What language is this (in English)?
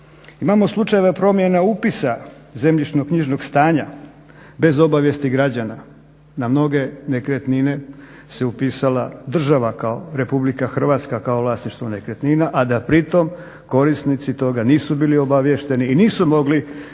Croatian